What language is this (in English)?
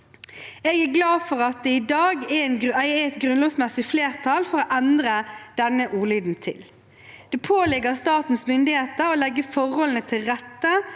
Norwegian